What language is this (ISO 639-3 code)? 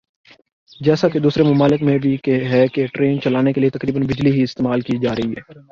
urd